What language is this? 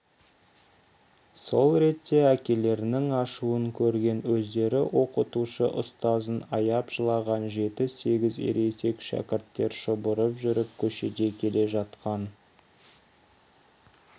Kazakh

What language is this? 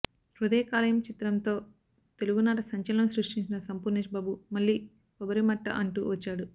Telugu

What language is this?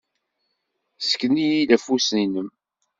Kabyle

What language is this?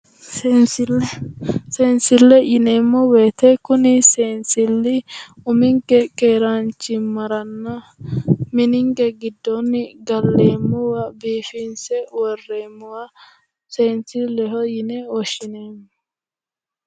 Sidamo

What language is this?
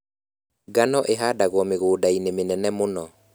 Kikuyu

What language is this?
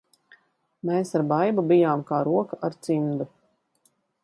Latvian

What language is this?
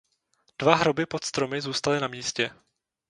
Czech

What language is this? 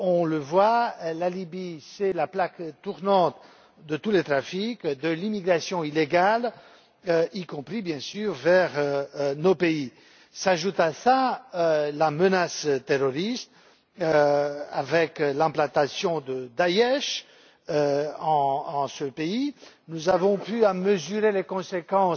French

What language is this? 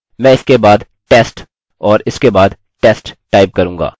Hindi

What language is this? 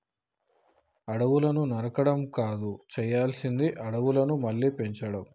Telugu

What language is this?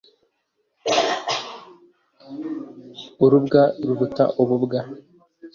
Kinyarwanda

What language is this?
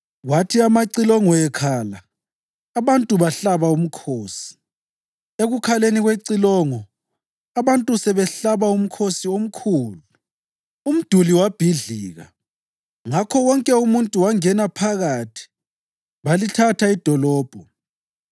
North Ndebele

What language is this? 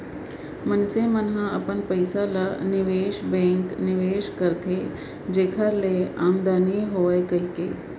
Chhattisgarhi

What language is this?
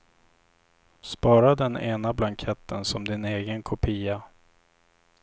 Swedish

